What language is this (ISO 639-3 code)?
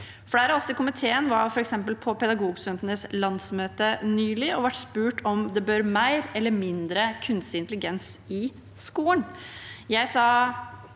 nor